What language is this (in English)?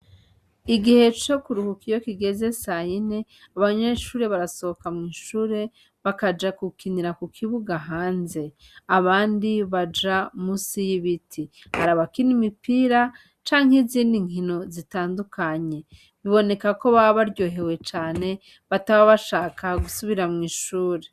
Rundi